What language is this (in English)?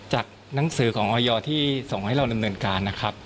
Thai